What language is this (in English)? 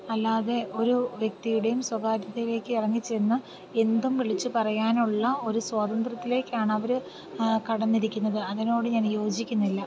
Malayalam